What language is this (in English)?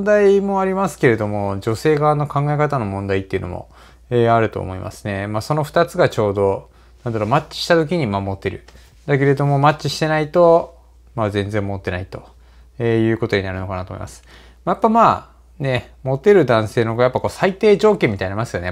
Japanese